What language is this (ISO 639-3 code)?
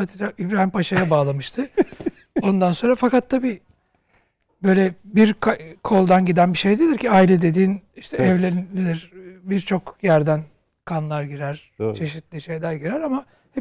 tur